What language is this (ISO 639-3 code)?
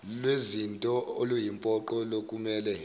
zul